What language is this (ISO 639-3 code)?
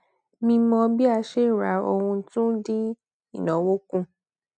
yor